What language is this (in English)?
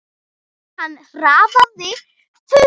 Icelandic